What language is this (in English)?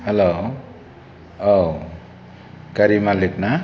Bodo